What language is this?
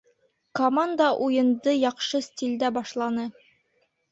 Bashkir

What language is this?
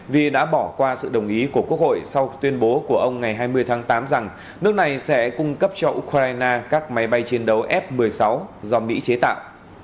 Vietnamese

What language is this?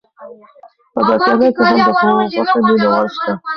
Pashto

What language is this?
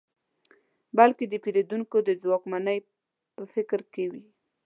Pashto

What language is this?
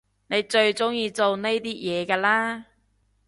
Cantonese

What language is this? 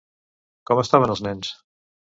Catalan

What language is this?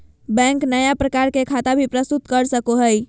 Magahi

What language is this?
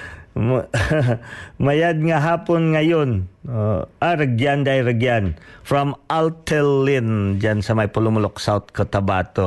Filipino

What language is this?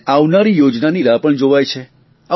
Gujarati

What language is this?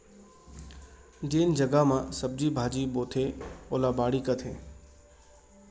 Chhattisgarhi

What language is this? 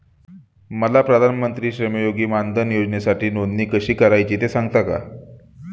Marathi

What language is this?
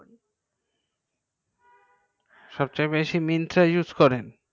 Bangla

